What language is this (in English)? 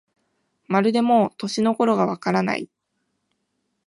Japanese